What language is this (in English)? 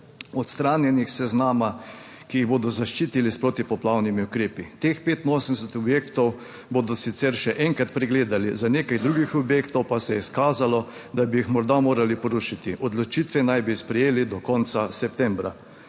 Slovenian